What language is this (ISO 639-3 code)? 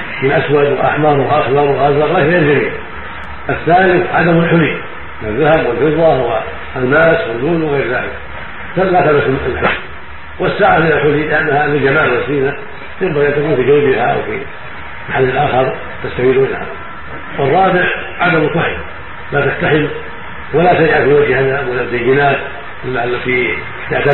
ara